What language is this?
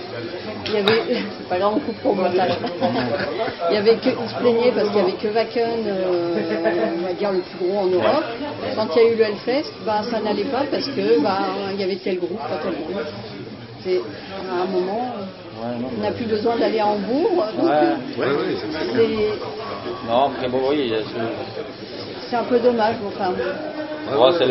French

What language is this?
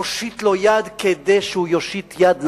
Hebrew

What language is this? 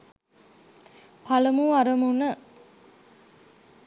Sinhala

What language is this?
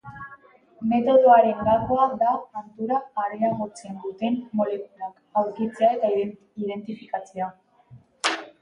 Basque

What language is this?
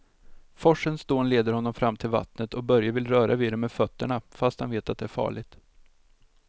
Swedish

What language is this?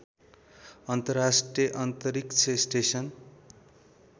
Nepali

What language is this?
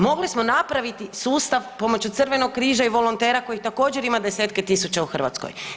Croatian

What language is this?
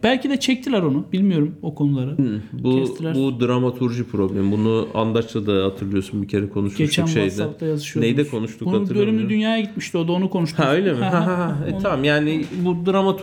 Turkish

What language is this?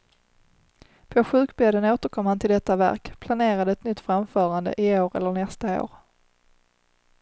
Swedish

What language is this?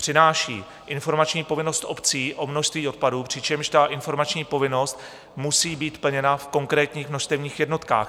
Czech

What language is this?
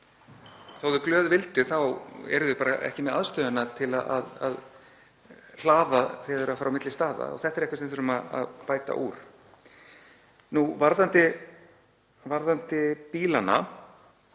Icelandic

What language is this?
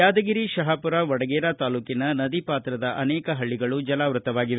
Kannada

